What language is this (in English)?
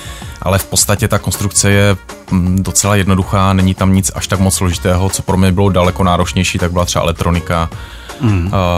Czech